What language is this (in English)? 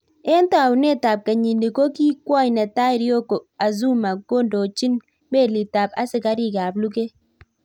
Kalenjin